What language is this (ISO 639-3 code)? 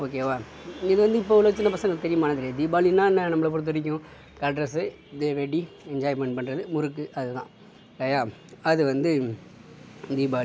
tam